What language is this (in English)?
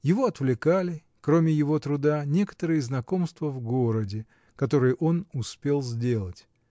Russian